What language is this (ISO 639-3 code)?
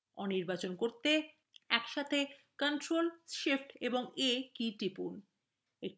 ben